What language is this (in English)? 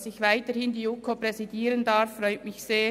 Swiss German